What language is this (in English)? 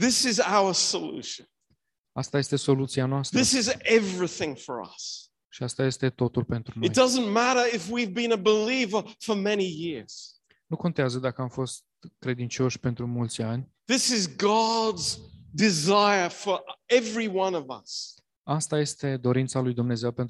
Romanian